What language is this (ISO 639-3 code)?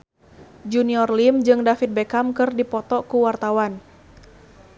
sun